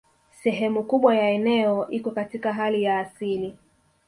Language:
Swahili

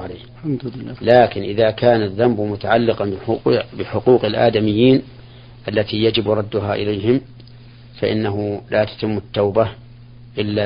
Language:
Arabic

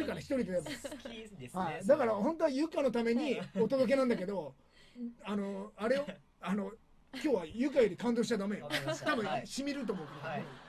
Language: Japanese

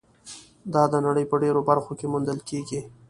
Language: Pashto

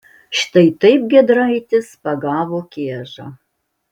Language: Lithuanian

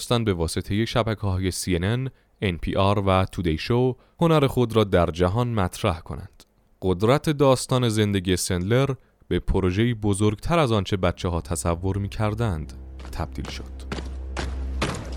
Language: Persian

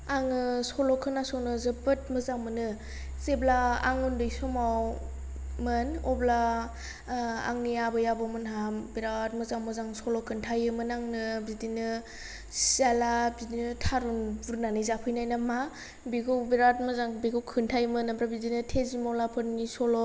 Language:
Bodo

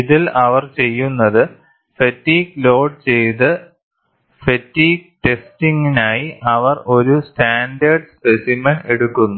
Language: Malayalam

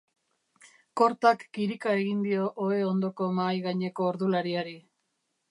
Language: Basque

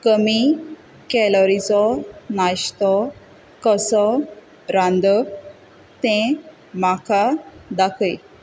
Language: Konkani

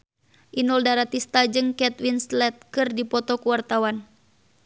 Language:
Sundanese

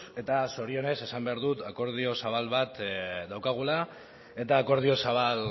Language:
Basque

